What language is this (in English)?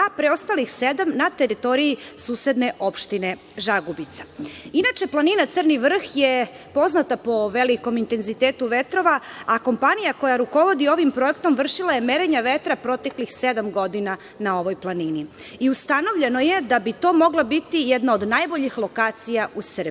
Serbian